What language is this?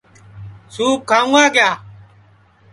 Sansi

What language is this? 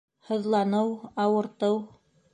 Bashkir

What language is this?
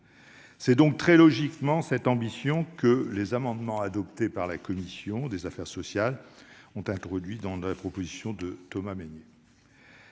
French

